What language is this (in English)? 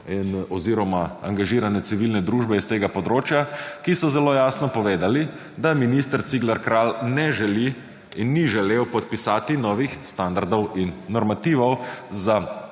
Slovenian